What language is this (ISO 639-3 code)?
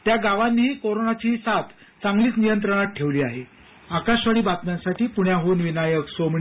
mar